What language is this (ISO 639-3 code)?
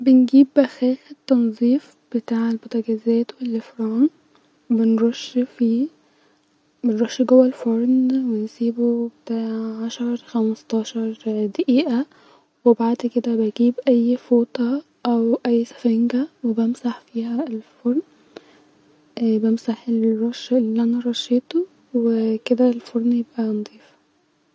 arz